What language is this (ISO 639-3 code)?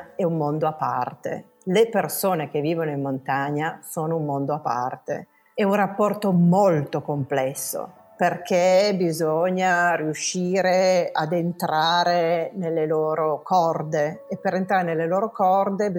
ita